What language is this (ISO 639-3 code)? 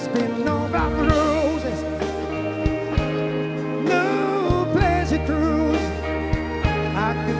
ind